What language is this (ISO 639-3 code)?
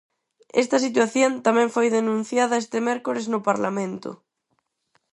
glg